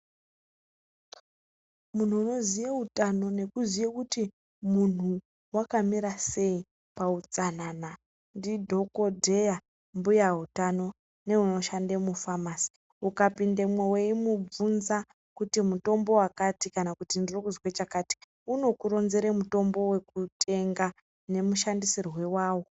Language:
Ndau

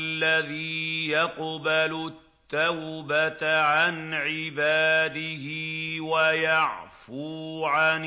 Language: Arabic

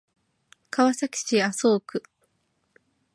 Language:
Japanese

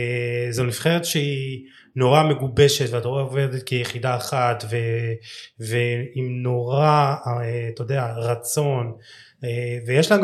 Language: Hebrew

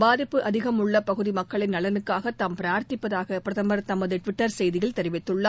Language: Tamil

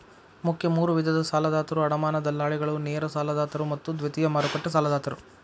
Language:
Kannada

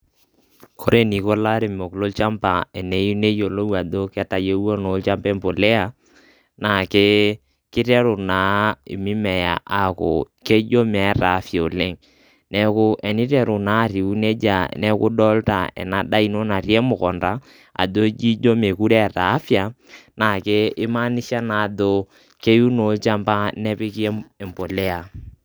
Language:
Masai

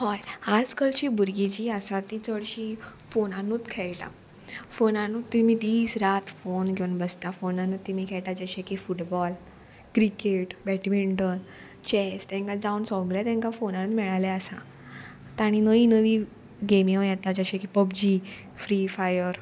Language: Konkani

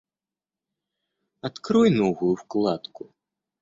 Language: Russian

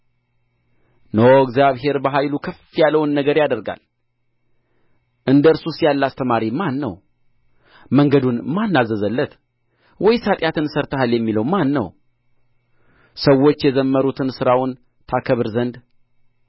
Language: Amharic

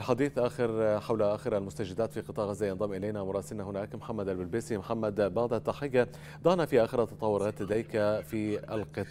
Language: Arabic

